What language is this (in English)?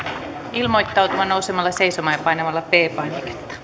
Finnish